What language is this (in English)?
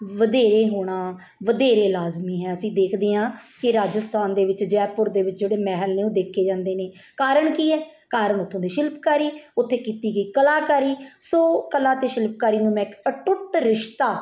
Punjabi